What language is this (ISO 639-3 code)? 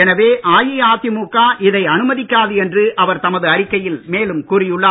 tam